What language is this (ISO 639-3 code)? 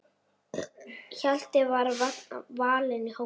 isl